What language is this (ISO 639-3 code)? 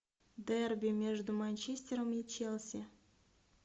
rus